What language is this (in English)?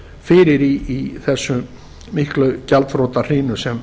Icelandic